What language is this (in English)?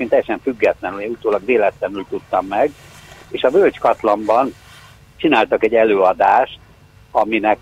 Hungarian